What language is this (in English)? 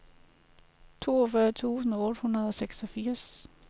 Danish